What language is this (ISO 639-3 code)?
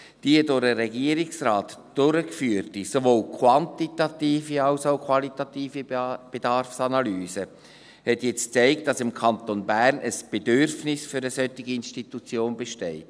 gsw